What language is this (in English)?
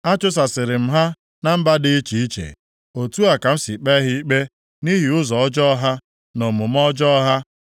Igbo